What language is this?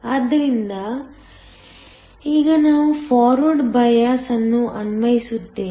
Kannada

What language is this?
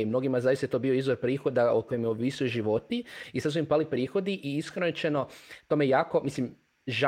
Croatian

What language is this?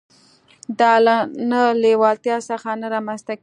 Pashto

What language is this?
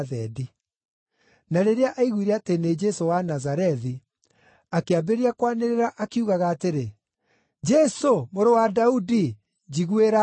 Kikuyu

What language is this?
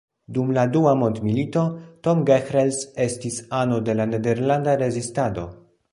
Esperanto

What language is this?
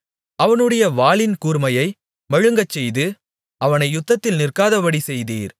Tamil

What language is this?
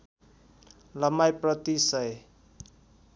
Nepali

